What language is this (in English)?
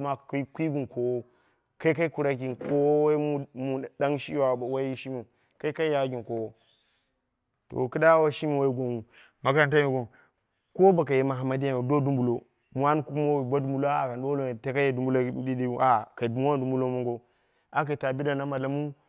Dera (Nigeria)